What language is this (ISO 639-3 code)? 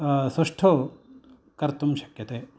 san